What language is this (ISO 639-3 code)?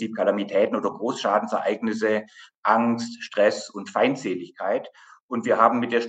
deu